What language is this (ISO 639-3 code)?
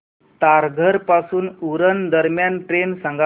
mar